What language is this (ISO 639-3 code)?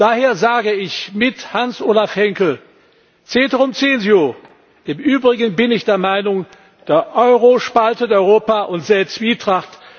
deu